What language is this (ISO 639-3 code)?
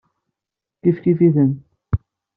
kab